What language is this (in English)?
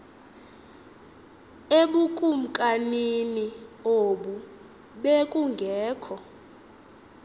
Xhosa